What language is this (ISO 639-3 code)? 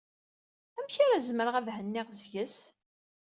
kab